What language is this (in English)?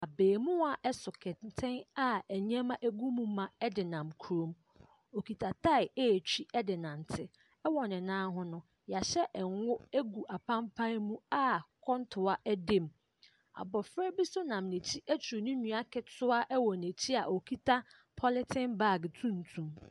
Akan